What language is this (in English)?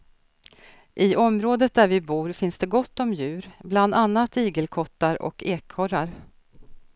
Swedish